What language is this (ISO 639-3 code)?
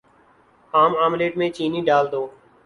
urd